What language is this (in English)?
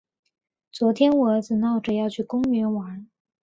Chinese